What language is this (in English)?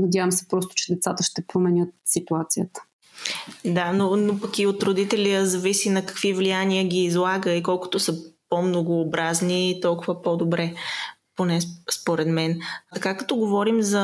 Bulgarian